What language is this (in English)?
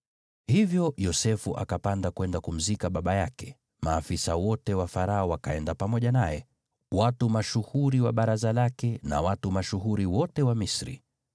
Swahili